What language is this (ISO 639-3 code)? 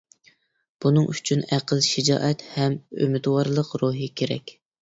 uig